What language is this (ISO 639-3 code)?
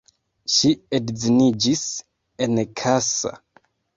epo